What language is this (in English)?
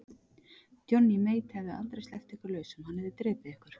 Icelandic